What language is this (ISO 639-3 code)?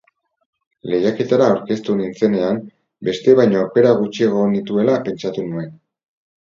eus